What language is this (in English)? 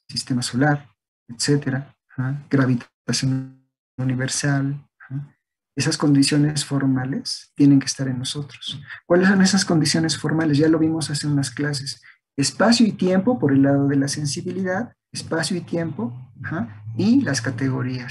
Spanish